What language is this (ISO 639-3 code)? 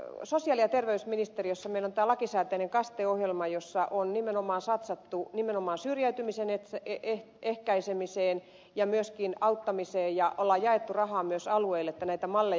fin